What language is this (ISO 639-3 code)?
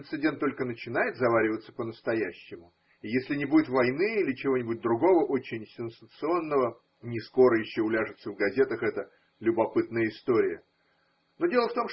rus